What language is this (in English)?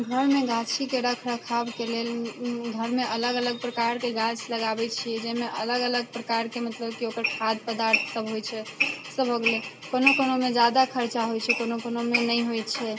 Maithili